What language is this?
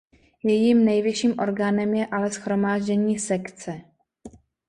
Czech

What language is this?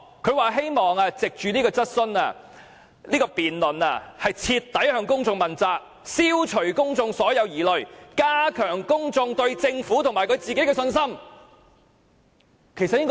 Cantonese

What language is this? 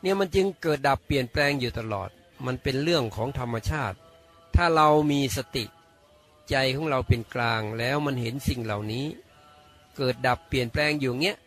Thai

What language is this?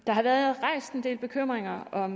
Danish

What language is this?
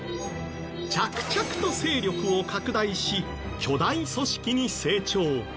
Japanese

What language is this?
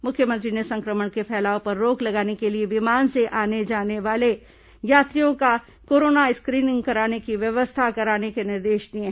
Hindi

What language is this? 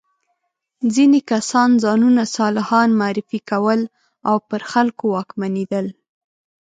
Pashto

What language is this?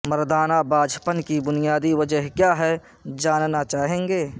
Urdu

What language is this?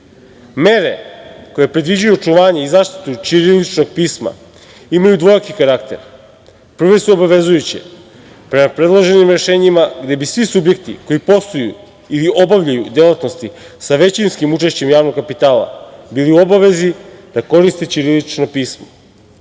Serbian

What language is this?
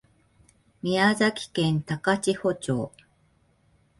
Japanese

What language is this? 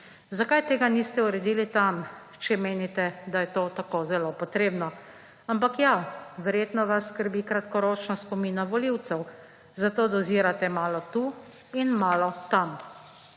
Slovenian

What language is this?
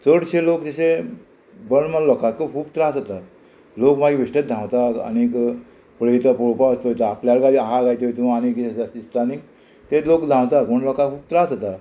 Konkani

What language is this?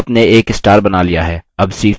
Hindi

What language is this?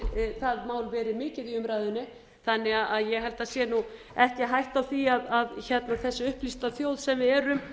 Icelandic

